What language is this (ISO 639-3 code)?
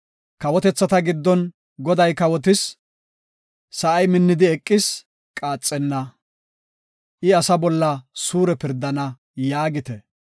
gof